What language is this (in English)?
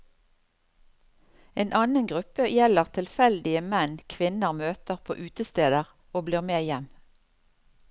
Norwegian